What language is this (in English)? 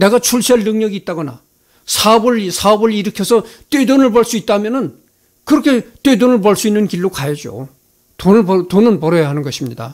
Korean